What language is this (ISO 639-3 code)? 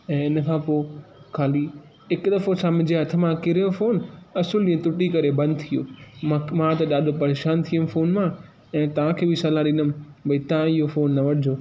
snd